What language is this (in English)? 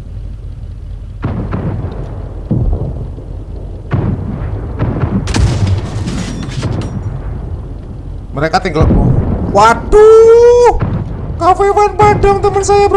Indonesian